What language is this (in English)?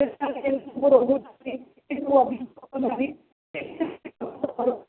Odia